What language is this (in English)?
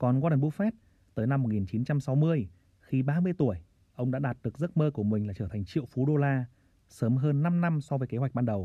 Vietnamese